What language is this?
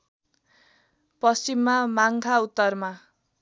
Nepali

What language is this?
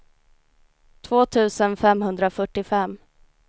Swedish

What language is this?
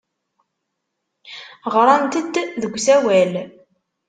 Kabyle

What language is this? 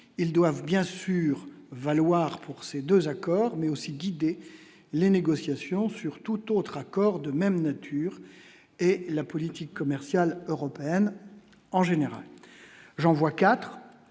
French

